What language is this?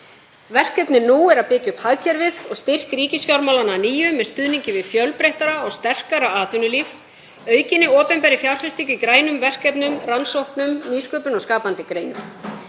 Icelandic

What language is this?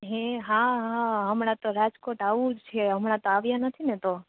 Gujarati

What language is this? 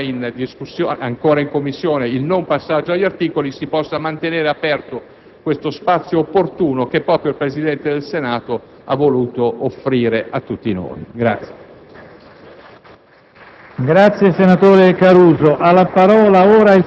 Italian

